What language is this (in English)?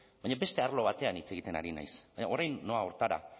Basque